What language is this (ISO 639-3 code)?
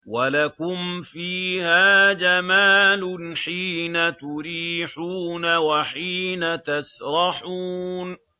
ara